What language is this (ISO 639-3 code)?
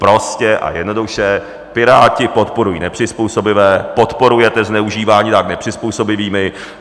ces